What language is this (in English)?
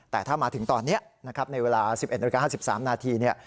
Thai